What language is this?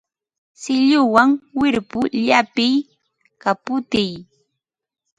Ambo-Pasco Quechua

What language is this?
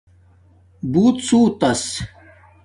Domaaki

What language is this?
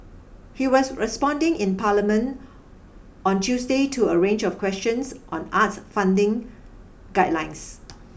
English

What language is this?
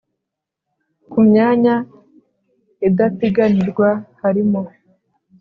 Kinyarwanda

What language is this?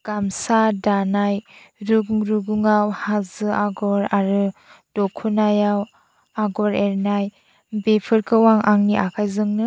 Bodo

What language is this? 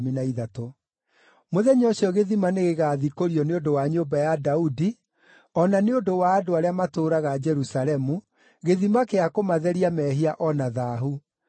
Kikuyu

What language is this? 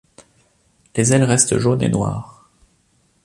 French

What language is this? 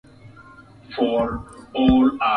Swahili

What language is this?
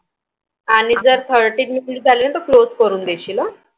Marathi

